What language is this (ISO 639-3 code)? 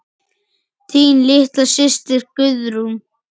isl